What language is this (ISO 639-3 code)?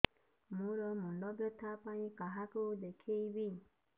ori